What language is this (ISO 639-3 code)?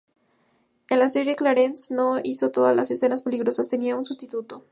spa